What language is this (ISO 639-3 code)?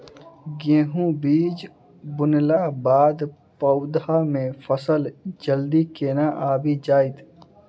mai